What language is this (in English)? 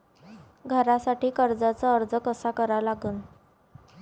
Marathi